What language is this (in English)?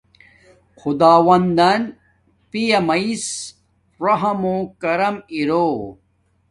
Domaaki